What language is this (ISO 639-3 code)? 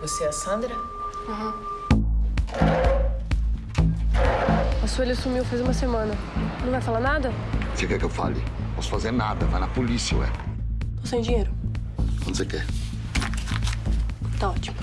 por